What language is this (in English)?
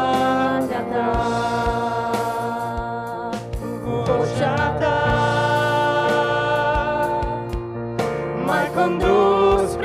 Romanian